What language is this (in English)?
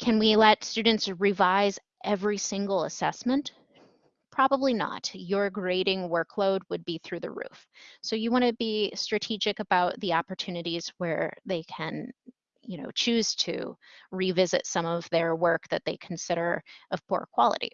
English